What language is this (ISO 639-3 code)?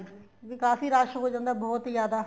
pan